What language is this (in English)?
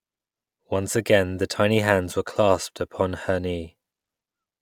English